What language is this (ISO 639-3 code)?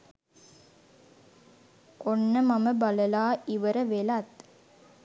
sin